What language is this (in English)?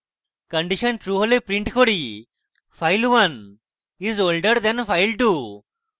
Bangla